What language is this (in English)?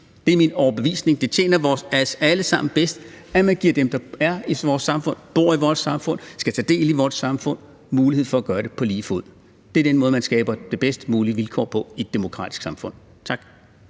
Danish